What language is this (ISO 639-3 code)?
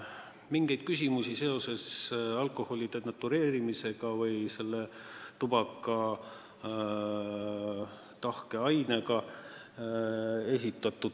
est